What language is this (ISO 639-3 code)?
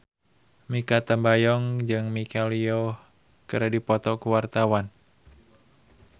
sun